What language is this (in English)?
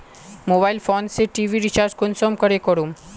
Magahi